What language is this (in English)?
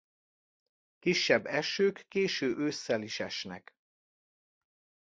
Hungarian